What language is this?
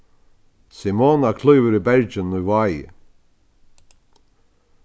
Faroese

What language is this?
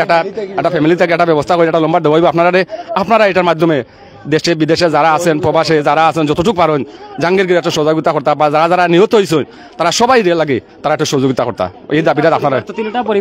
Bangla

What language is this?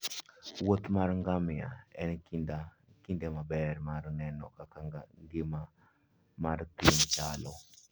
Luo (Kenya and Tanzania)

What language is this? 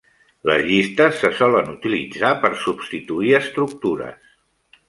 Catalan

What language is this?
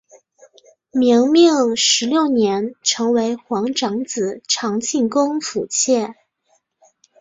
Chinese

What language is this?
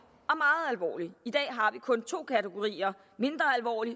Danish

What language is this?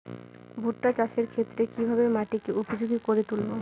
Bangla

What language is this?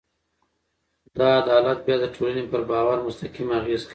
Pashto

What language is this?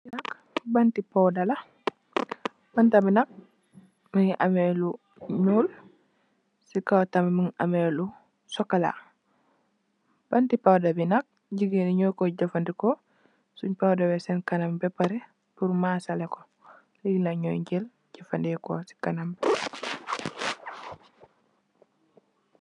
Wolof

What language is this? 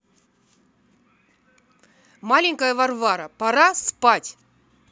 Russian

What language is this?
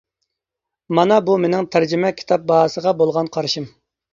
Uyghur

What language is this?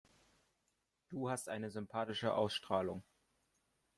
German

